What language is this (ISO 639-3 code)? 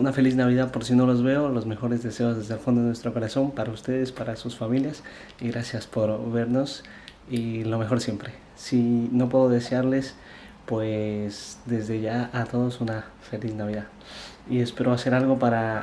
spa